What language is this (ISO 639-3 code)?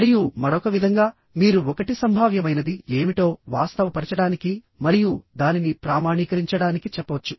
tel